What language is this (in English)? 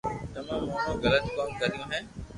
Loarki